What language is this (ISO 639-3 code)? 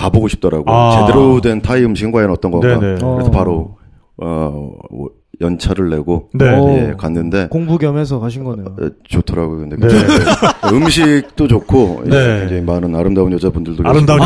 kor